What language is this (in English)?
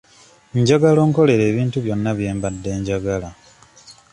Ganda